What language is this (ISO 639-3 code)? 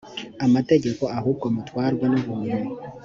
kin